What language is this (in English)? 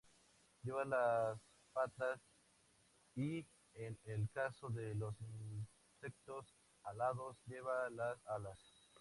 Spanish